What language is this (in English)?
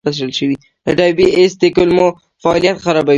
Pashto